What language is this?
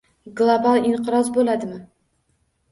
Uzbek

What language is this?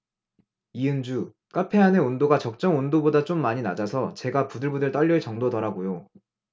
Korean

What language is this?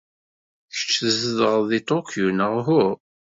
Kabyle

